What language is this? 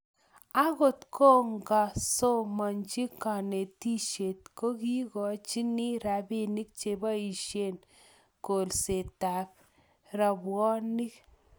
Kalenjin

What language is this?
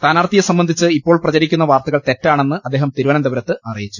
Malayalam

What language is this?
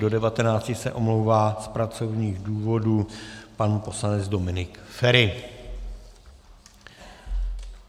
Czech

